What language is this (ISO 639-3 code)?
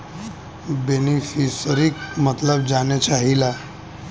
bho